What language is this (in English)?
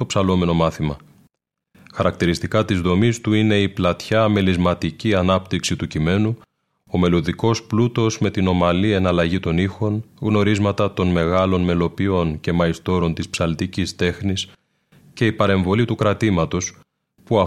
Greek